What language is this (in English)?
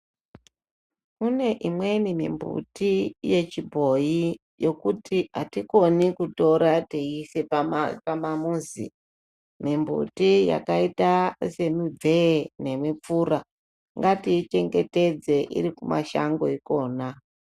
Ndau